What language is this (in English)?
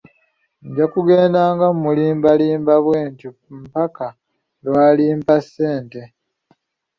Ganda